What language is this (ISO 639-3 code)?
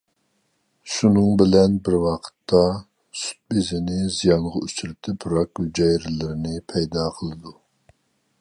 uig